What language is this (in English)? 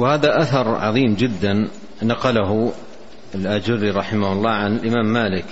Arabic